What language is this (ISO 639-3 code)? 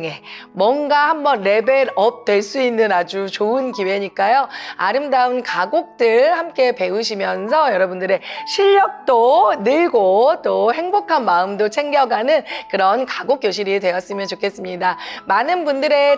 kor